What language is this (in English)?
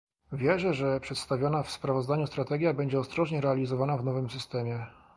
Polish